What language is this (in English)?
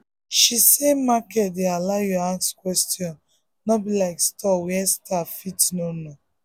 Nigerian Pidgin